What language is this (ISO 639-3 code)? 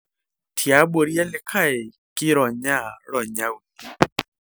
mas